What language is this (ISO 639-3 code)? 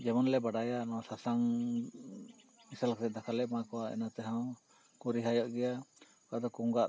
sat